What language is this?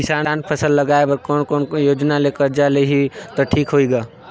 Chhattisgarhi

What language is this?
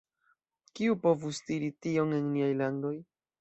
Esperanto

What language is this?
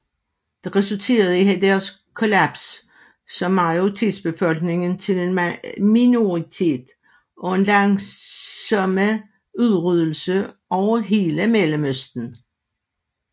Danish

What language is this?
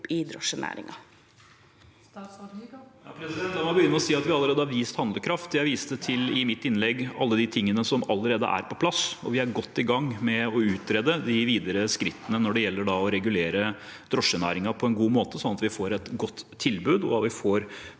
Norwegian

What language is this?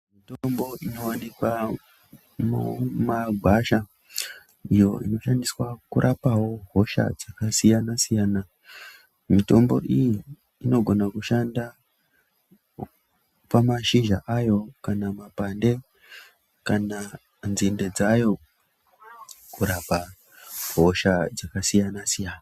Ndau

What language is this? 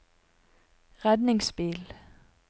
Norwegian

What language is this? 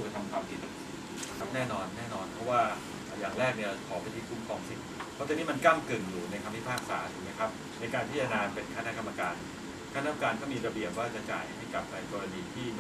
Thai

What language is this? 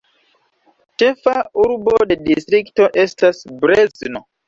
Esperanto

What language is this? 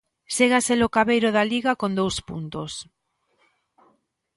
Galician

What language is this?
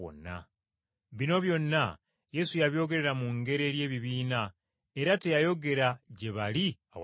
Ganda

